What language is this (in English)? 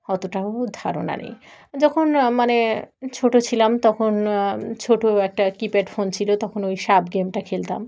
Bangla